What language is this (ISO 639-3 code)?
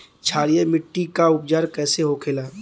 bho